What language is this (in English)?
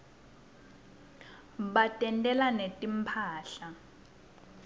Swati